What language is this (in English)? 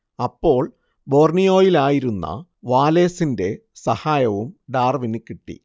Malayalam